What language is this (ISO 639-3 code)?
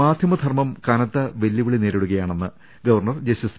mal